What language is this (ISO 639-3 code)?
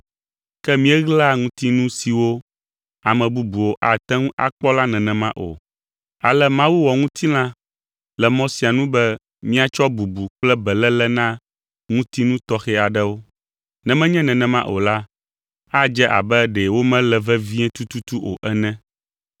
ewe